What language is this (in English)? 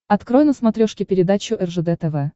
Russian